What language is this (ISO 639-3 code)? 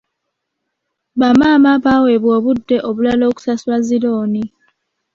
lug